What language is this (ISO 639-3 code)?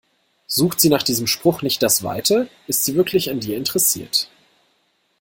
deu